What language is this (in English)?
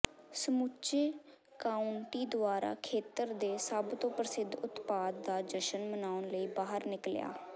Punjabi